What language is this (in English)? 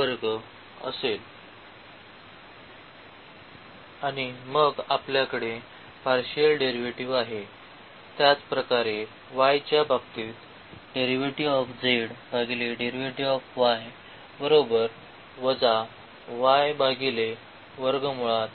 Marathi